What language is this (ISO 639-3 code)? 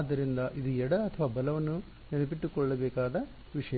kan